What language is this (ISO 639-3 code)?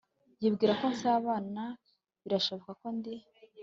kin